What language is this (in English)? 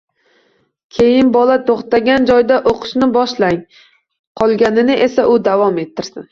Uzbek